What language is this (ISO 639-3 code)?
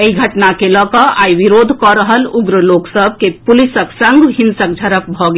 mai